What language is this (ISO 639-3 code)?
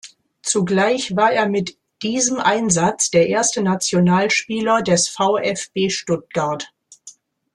deu